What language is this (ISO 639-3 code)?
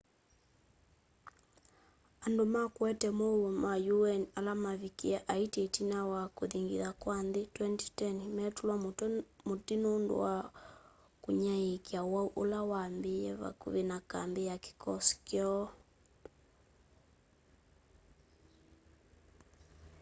kam